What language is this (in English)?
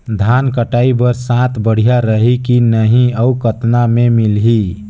Chhattisgarhi